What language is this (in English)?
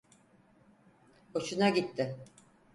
Turkish